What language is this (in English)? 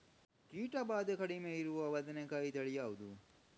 Kannada